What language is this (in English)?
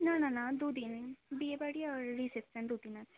Bangla